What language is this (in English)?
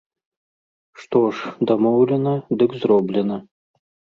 Belarusian